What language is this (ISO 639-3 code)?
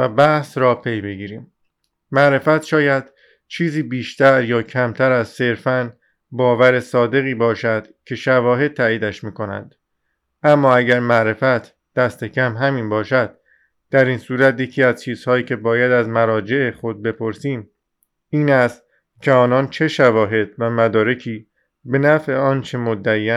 fas